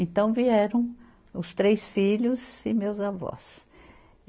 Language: Portuguese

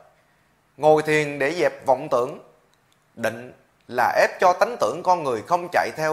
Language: Vietnamese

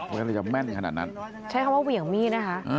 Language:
Thai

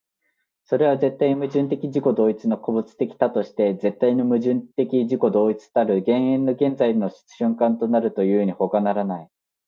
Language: Japanese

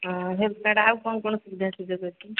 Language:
Odia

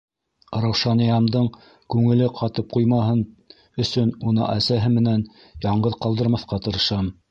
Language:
Bashkir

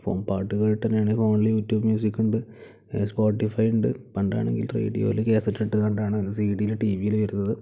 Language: Malayalam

